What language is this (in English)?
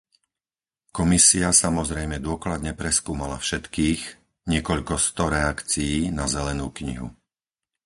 Slovak